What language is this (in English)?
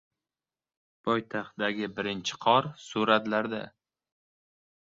Uzbek